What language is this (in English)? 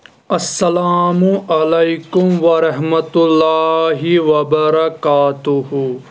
Kashmiri